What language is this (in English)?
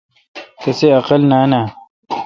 Kalkoti